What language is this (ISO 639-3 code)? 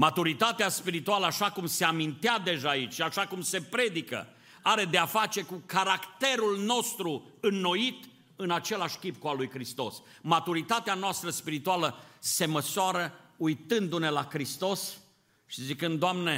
ron